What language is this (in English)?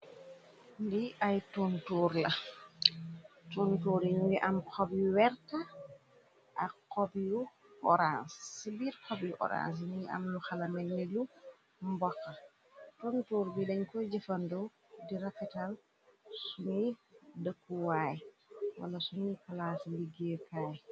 Wolof